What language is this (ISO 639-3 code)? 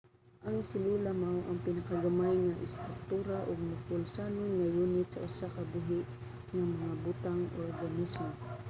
ceb